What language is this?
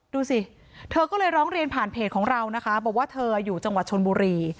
Thai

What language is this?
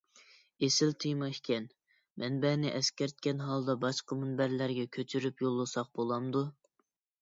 Uyghur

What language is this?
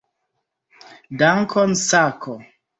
Esperanto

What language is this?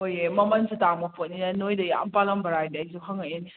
Manipuri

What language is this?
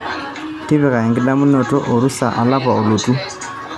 Masai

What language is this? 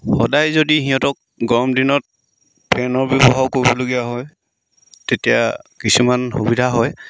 Assamese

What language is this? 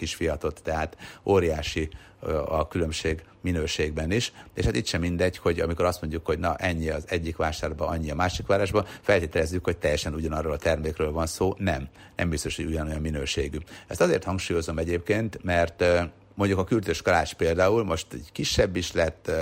Hungarian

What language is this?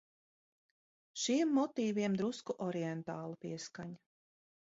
Latvian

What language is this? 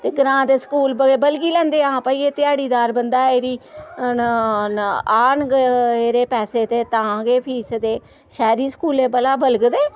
Dogri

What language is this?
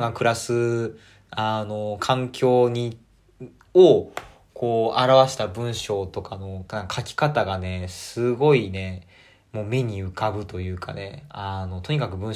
Japanese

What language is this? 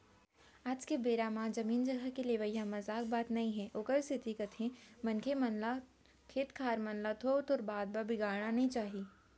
Chhattisgarhi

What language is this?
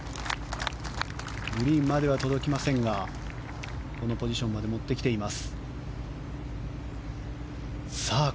Japanese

